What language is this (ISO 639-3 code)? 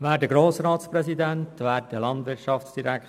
gsw